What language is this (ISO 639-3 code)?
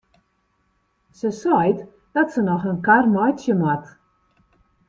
fry